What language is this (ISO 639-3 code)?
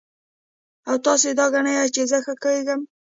pus